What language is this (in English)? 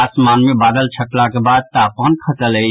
Maithili